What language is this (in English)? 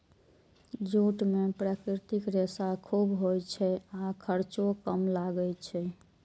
Maithili